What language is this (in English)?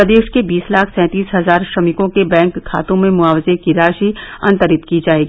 Hindi